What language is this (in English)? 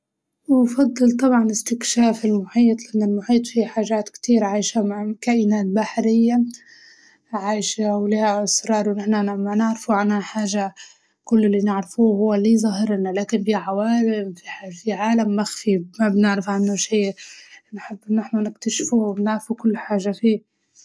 Libyan Arabic